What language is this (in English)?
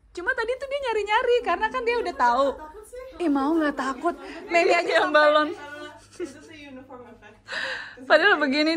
Indonesian